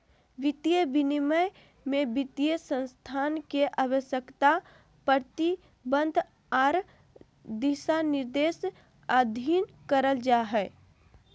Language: Magahi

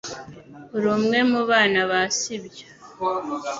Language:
Kinyarwanda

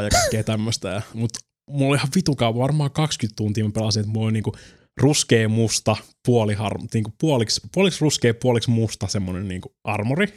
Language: Finnish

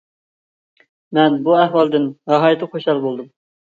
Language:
Uyghur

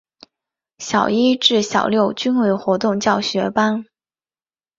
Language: Chinese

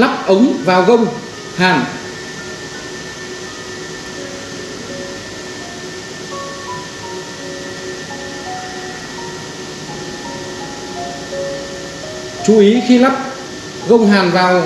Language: Vietnamese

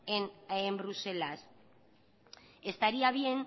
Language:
Spanish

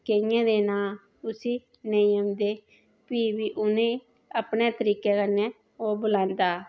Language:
Dogri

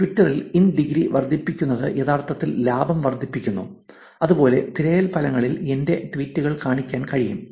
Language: Malayalam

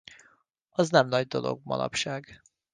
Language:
Hungarian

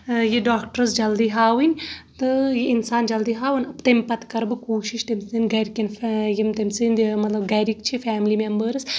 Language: Kashmiri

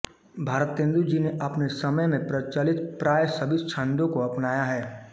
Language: Hindi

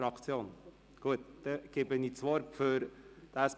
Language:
Swiss German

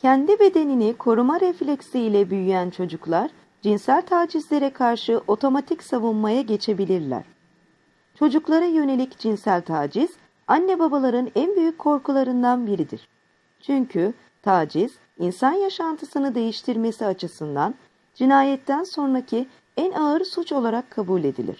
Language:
Turkish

